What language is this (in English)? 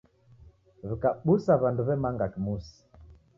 Taita